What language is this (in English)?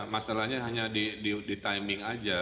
Indonesian